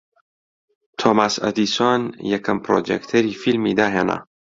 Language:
Central Kurdish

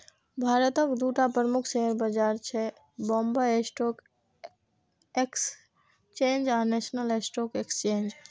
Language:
Maithili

